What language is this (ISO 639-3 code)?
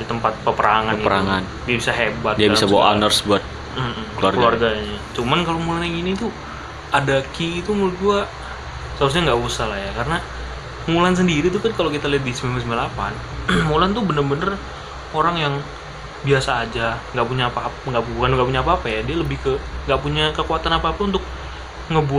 ind